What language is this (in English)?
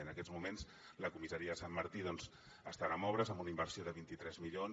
Catalan